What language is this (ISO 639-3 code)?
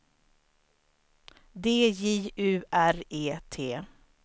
swe